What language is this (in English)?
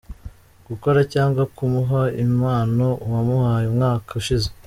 Kinyarwanda